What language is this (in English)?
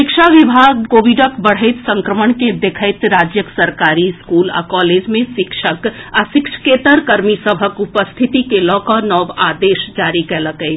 Maithili